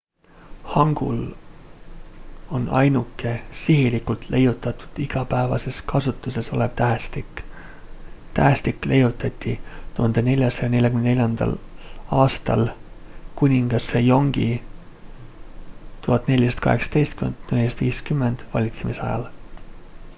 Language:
Estonian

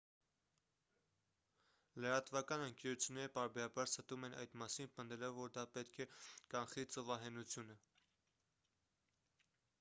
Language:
Armenian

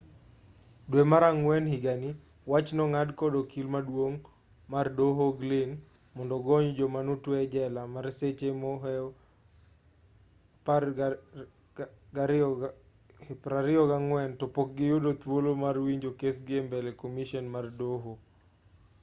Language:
Luo (Kenya and Tanzania)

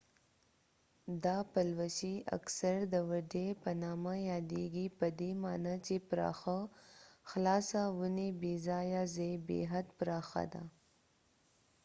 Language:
Pashto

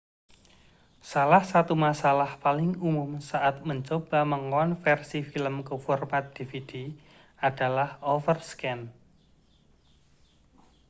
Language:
Indonesian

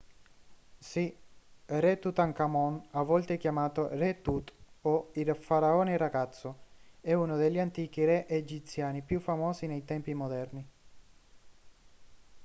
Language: Italian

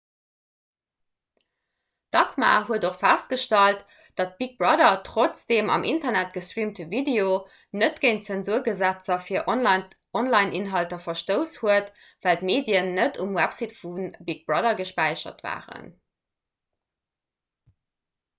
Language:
Luxembourgish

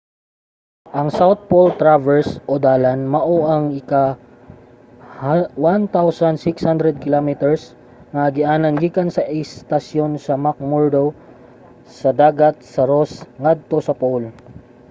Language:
Cebuano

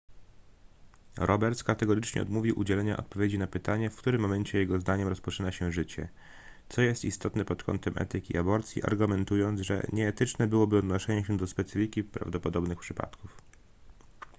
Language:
Polish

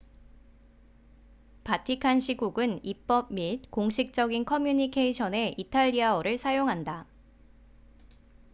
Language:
Korean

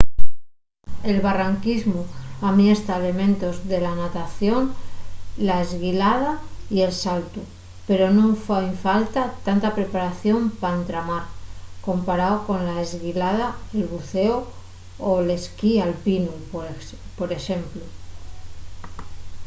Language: Asturian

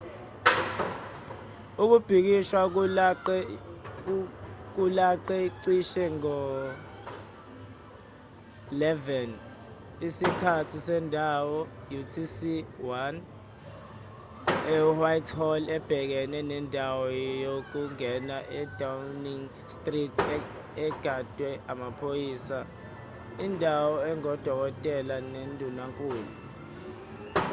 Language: Zulu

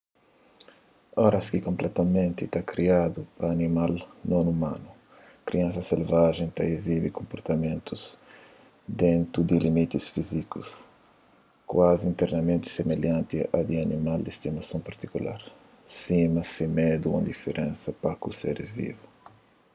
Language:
Kabuverdianu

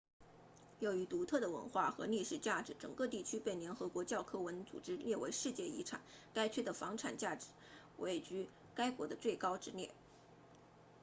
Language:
Chinese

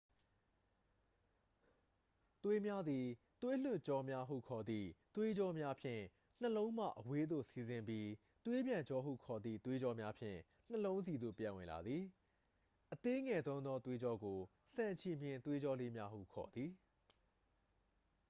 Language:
Burmese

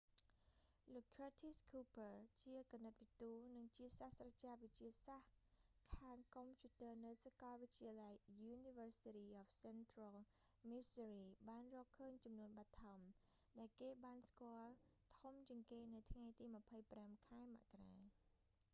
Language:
Khmer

